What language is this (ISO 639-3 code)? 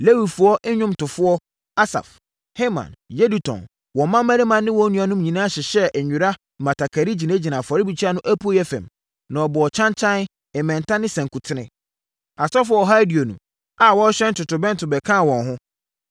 aka